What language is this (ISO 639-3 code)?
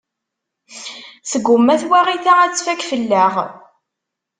kab